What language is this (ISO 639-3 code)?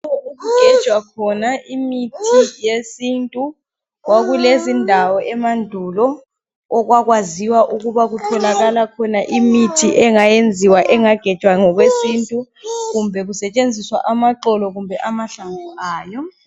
nde